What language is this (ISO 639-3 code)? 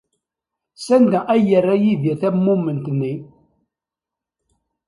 kab